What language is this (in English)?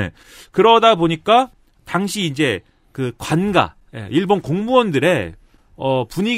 Korean